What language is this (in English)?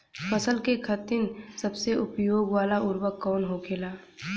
Bhojpuri